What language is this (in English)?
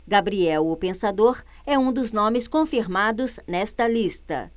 Portuguese